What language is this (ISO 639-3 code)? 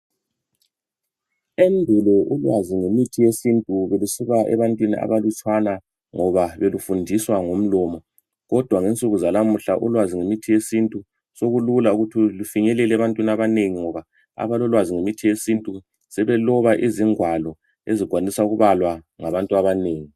nde